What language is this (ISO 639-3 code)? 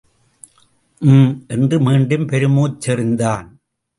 tam